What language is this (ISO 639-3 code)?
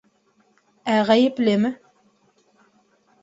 bak